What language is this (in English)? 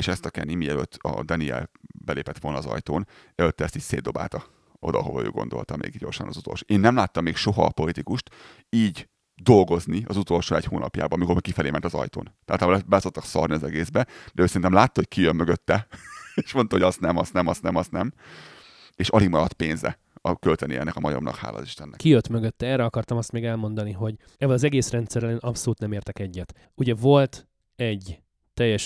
Hungarian